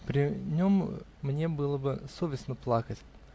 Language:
Russian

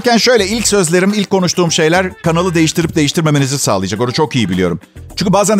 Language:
Turkish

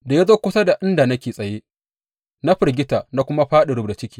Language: Hausa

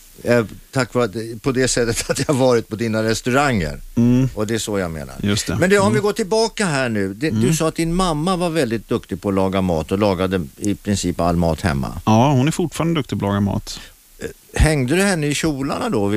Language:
Swedish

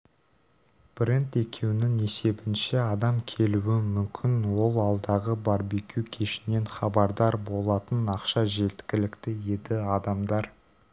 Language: Kazakh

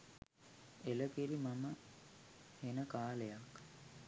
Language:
Sinhala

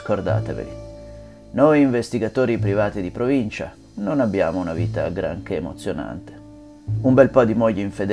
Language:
Italian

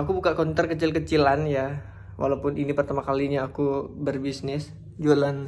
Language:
Indonesian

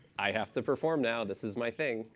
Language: English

